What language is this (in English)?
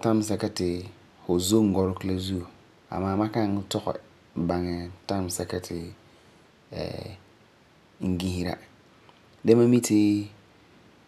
Frafra